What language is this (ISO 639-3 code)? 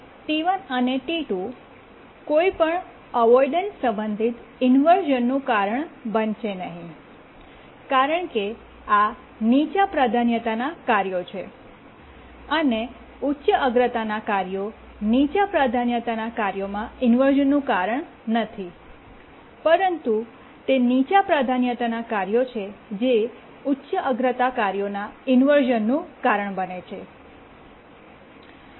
guj